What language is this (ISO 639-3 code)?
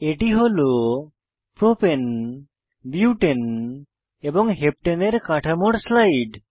ben